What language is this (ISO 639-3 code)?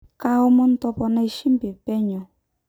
mas